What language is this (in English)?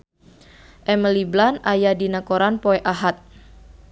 Sundanese